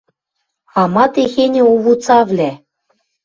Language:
Western Mari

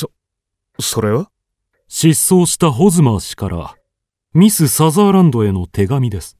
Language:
Japanese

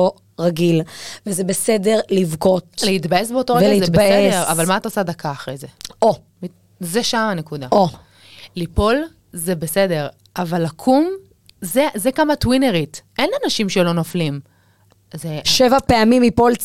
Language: Hebrew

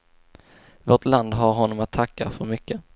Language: Swedish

